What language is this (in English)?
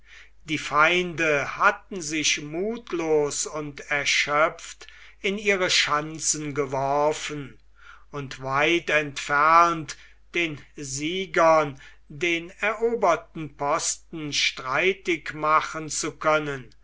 German